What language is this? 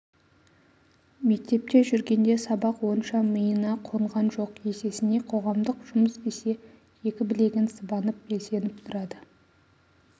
Kazakh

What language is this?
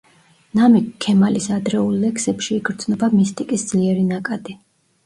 Georgian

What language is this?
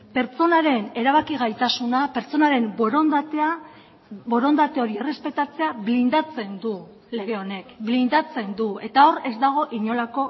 Basque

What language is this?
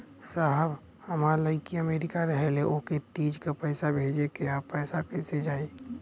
Bhojpuri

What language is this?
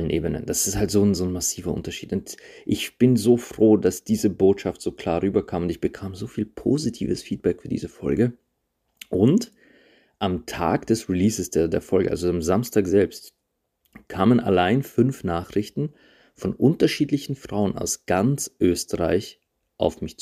German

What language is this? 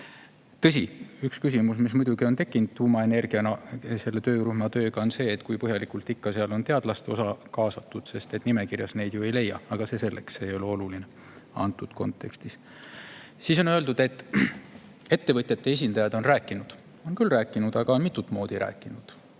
Estonian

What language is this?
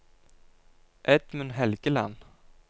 Norwegian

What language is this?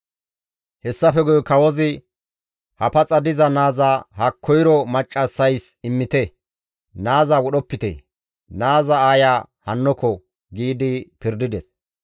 Gamo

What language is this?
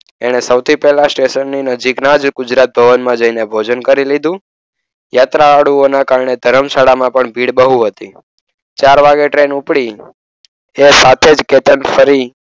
Gujarati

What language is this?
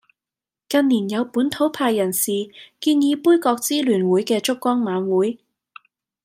Cantonese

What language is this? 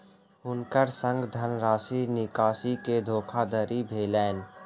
Maithili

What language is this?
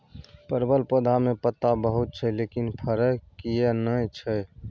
Maithili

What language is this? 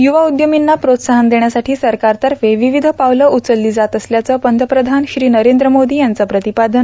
Marathi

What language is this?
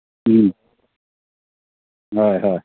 Manipuri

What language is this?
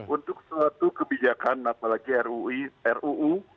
Indonesian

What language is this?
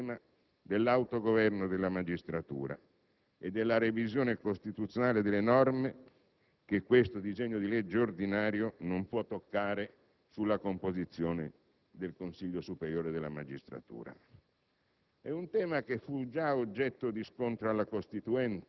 Italian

